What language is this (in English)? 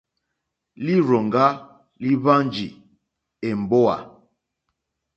Mokpwe